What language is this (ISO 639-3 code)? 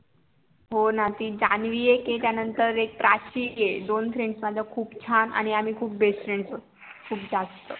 mar